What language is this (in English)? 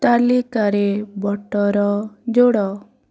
Odia